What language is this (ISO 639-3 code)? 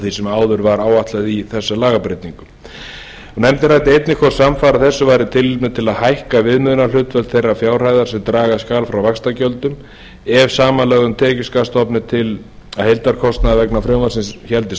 isl